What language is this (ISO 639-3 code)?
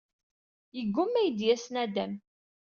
kab